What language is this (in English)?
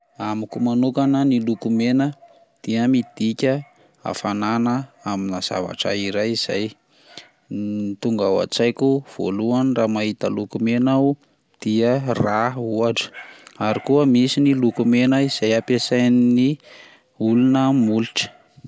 Malagasy